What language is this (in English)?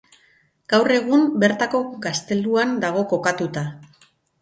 Basque